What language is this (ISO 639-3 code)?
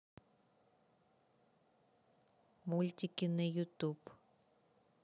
rus